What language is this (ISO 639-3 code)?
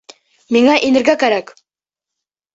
bak